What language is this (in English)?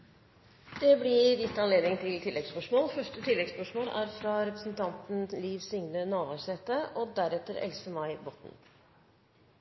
Norwegian